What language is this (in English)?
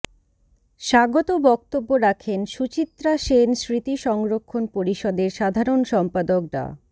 Bangla